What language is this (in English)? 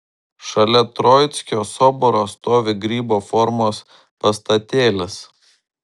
Lithuanian